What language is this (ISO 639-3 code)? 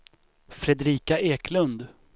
swe